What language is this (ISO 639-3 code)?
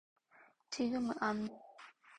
kor